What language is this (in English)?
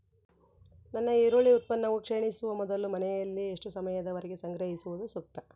Kannada